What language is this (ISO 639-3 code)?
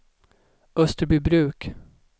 swe